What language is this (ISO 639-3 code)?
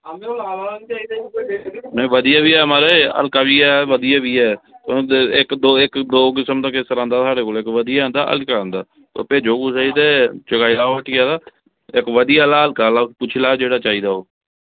doi